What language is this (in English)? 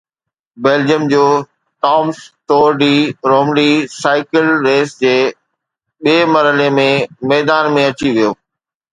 Sindhi